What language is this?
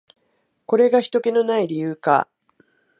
Japanese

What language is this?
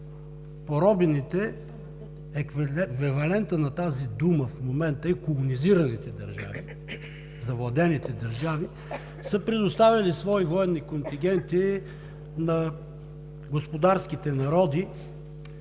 Bulgarian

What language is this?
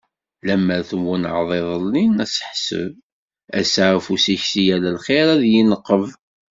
Kabyle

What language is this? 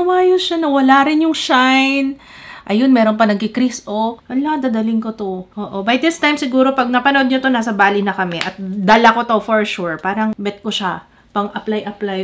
Filipino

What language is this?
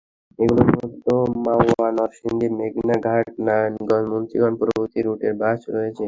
Bangla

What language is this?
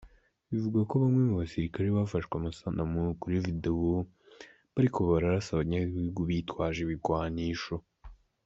Kinyarwanda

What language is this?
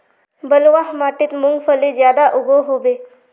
Magahi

